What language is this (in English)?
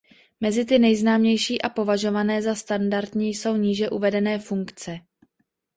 Czech